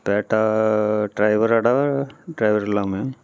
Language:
Tamil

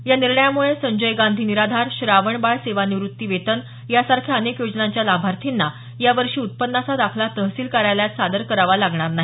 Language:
Marathi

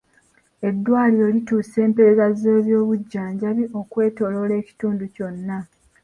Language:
Ganda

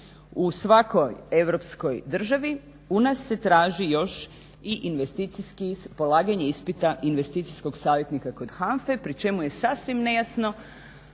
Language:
Croatian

